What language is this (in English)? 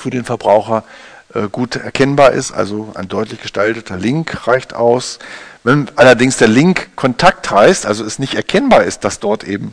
German